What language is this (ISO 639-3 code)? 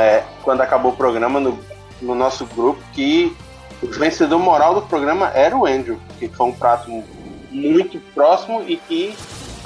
por